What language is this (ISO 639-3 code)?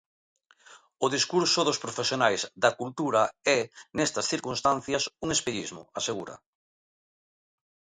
glg